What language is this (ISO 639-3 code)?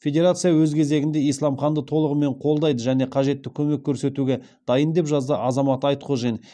kaz